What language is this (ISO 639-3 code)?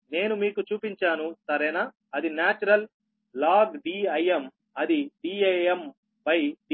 tel